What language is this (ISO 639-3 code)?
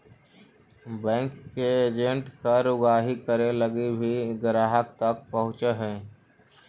mag